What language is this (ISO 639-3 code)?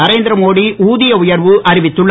tam